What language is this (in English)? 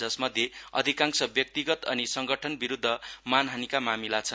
Nepali